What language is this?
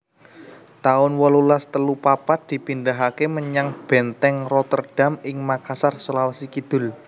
Javanese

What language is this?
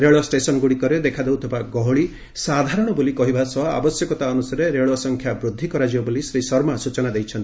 Odia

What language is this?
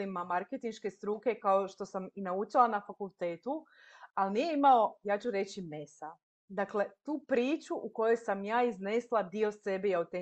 Croatian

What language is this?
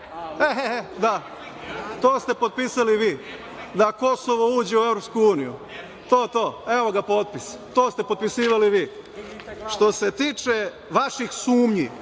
Serbian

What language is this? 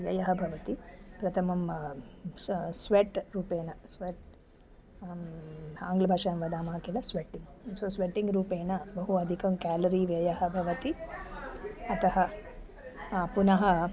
Sanskrit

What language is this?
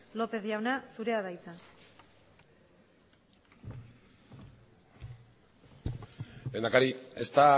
Basque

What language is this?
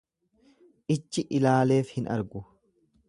Oromo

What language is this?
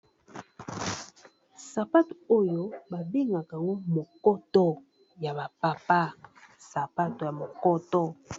Lingala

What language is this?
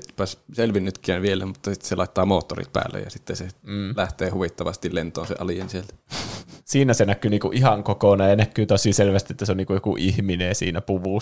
Finnish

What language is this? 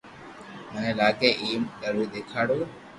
Loarki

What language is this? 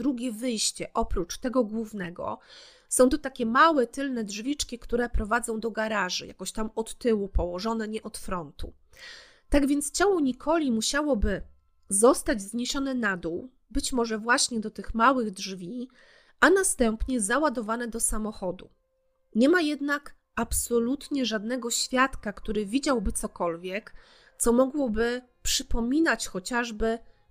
Polish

